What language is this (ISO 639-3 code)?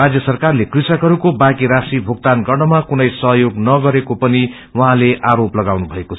nep